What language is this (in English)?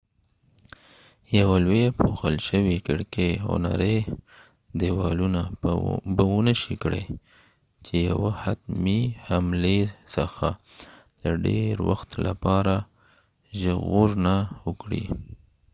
Pashto